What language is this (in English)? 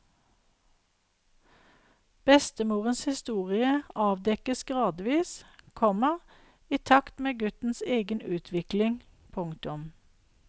Norwegian